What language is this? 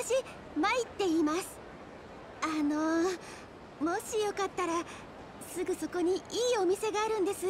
Japanese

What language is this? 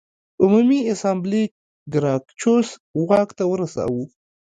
Pashto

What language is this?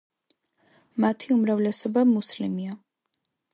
Georgian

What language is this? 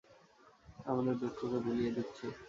Bangla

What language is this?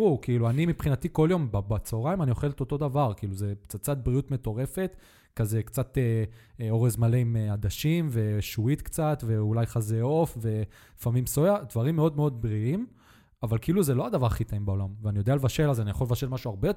Hebrew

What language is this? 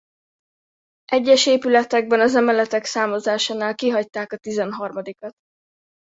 Hungarian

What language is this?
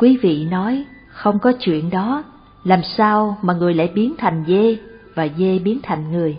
Vietnamese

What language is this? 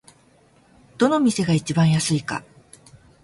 Japanese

